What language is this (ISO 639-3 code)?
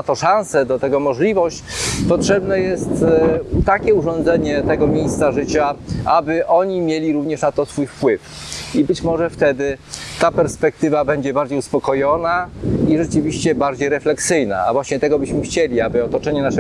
pol